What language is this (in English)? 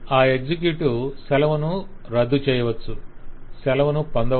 Telugu